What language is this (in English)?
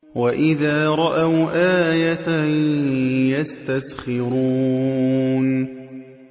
Arabic